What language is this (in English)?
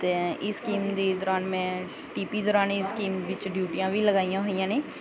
Punjabi